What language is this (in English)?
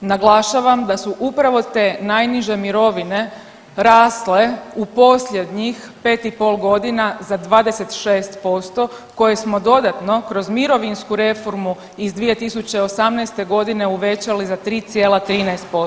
Croatian